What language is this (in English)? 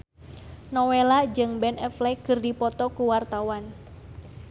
Sundanese